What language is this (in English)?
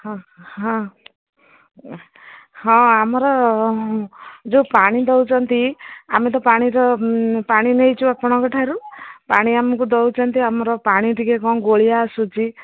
Odia